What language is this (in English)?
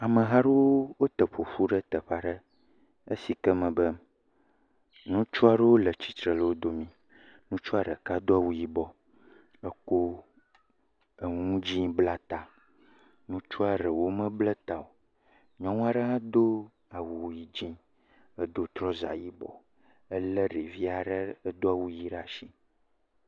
Ewe